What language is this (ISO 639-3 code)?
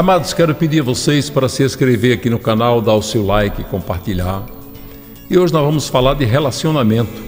por